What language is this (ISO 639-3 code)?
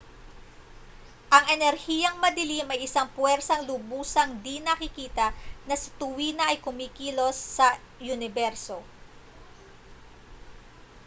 fil